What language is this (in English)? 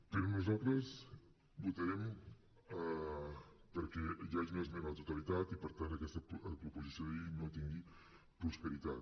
Catalan